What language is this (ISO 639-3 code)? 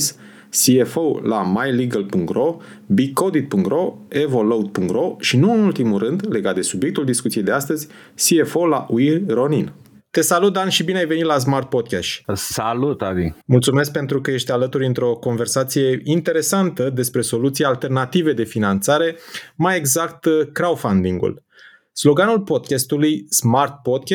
ron